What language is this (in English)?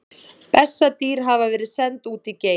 Icelandic